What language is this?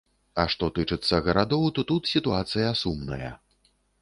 Belarusian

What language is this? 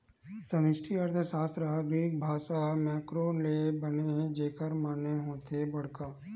Chhattisgarhi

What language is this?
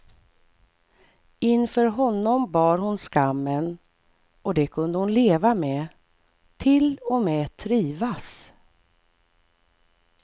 Swedish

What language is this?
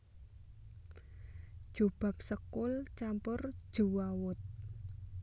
Javanese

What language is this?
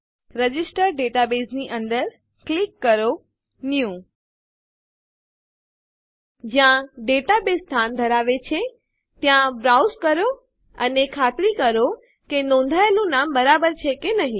Gujarati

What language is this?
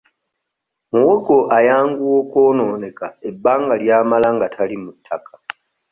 Ganda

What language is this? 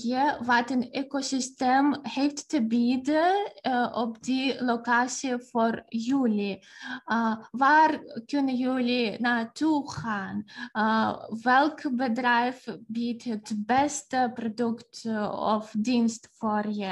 Dutch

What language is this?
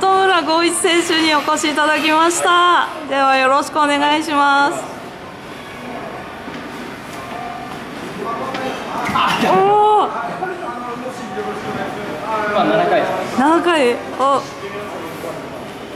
Japanese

